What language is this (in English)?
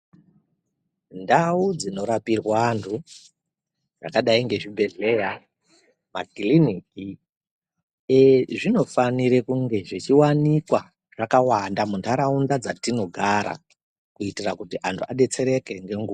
Ndau